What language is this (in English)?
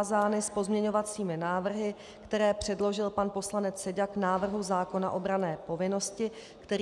Czech